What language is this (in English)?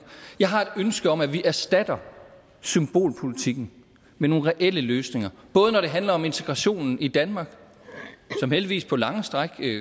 Danish